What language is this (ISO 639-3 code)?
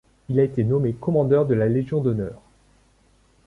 fra